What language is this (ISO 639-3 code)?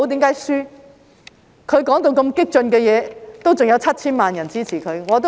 yue